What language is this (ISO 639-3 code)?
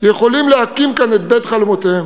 heb